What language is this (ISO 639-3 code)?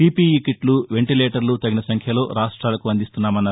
tel